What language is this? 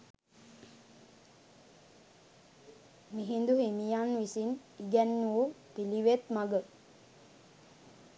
Sinhala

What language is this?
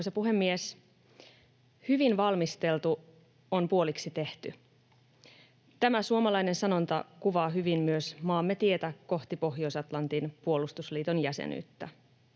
Finnish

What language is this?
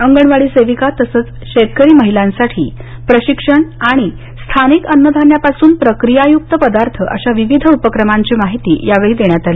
Marathi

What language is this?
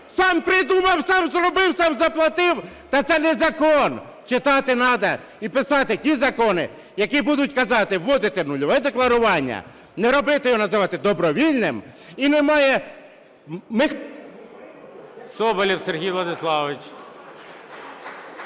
Ukrainian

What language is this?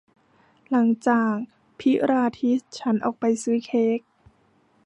Thai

